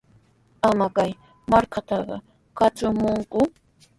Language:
Sihuas Ancash Quechua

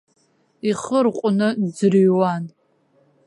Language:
Abkhazian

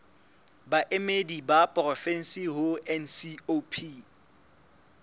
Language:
Southern Sotho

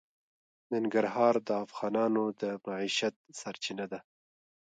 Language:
Pashto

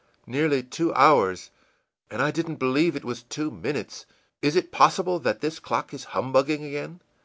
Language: English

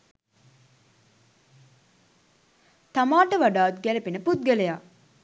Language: Sinhala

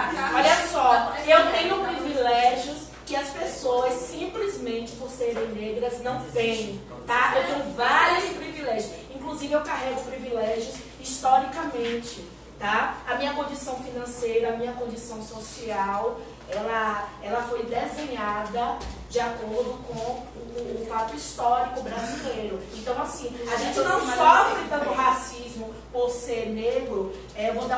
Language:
Portuguese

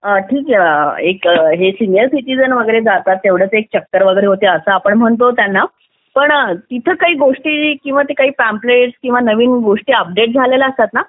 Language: Marathi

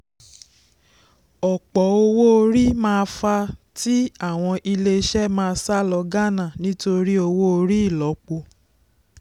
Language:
Yoruba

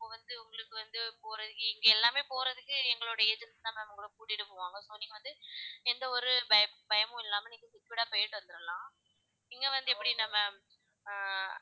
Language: Tamil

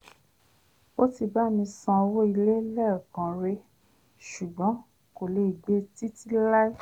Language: Yoruba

